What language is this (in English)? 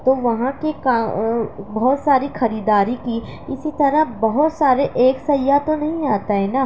Urdu